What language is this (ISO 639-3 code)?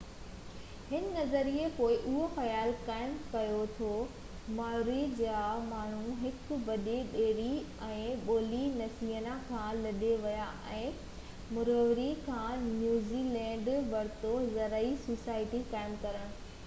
snd